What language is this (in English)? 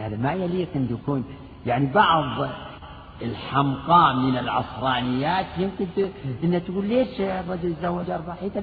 Arabic